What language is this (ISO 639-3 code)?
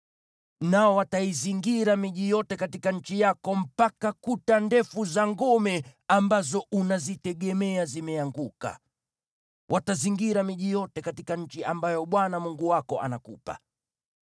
swa